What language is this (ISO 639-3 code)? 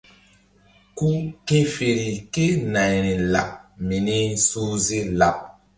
mdd